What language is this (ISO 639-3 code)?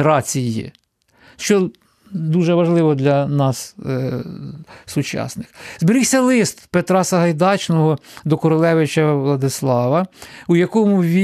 ukr